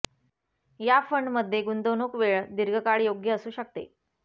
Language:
Marathi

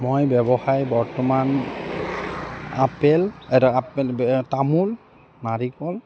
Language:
Assamese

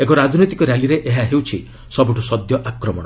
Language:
Odia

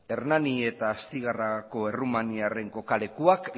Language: Basque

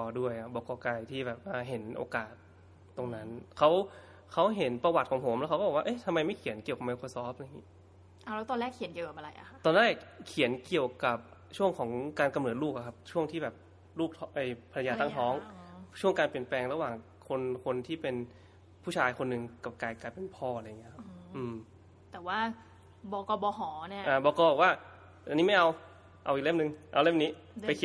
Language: Thai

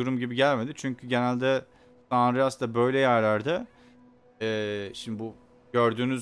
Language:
Turkish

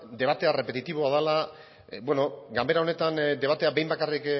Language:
Basque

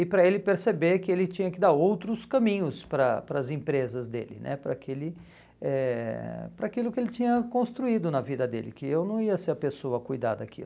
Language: Portuguese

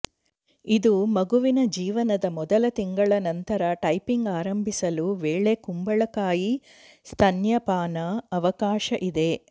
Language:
Kannada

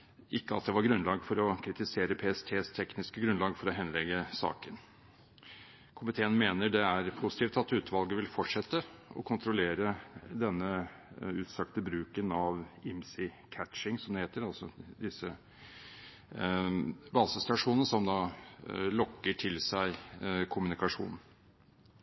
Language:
Norwegian Bokmål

